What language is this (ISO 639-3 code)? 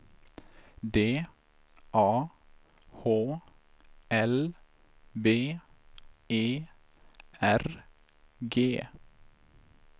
swe